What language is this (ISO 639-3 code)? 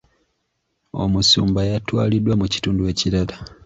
lug